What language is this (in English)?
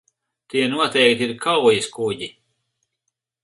Latvian